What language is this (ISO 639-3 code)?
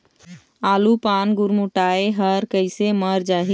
hne